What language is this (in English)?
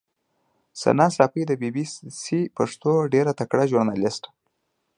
Pashto